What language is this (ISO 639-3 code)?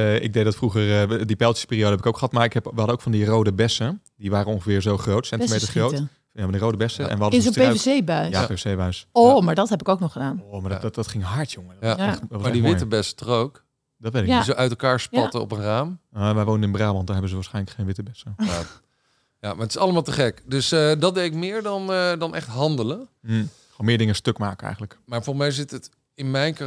nld